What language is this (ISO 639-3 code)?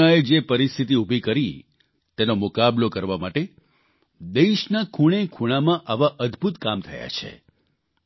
guj